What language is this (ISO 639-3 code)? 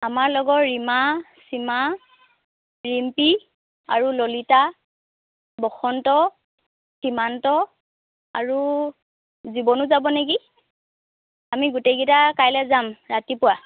asm